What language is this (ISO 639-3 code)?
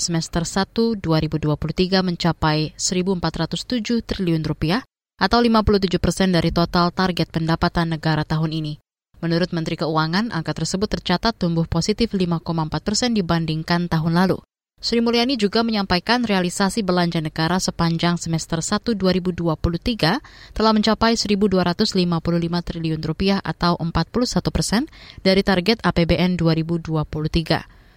ind